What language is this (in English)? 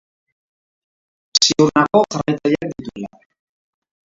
Basque